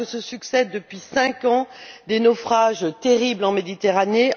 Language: French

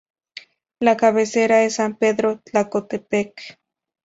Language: Spanish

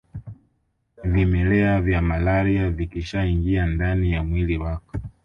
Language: Swahili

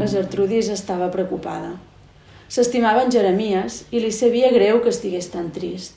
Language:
Catalan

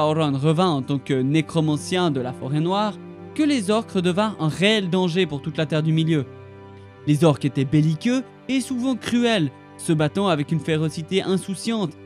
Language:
French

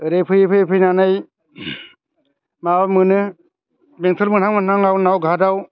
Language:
Bodo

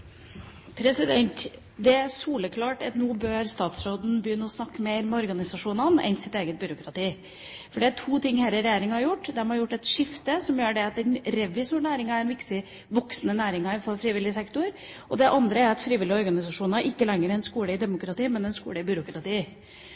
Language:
Norwegian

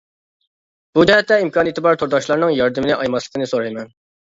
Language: Uyghur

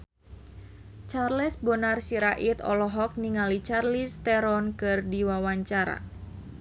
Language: Sundanese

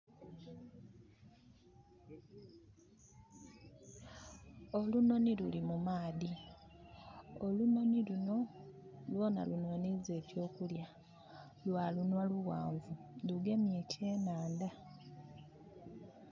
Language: Soga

